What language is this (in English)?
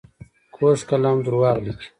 Pashto